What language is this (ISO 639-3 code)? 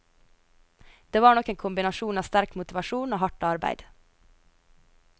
nor